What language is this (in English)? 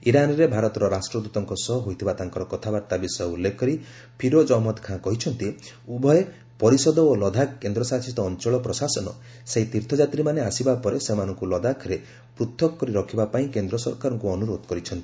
Odia